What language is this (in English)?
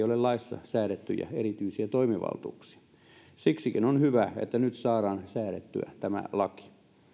Finnish